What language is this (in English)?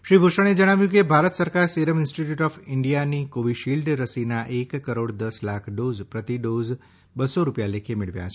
Gujarati